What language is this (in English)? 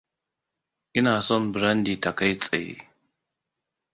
Hausa